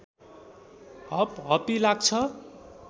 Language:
Nepali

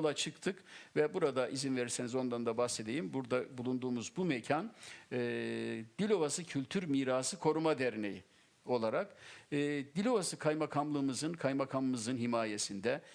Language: Turkish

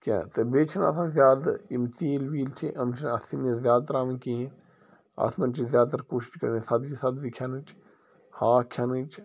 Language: Kashmiri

